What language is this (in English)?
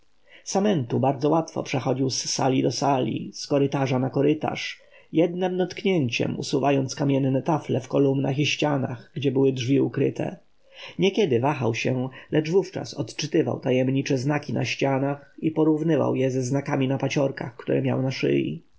Polish